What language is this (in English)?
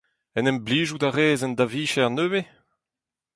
Breton